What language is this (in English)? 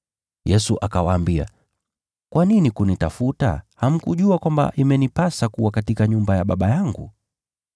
Swahili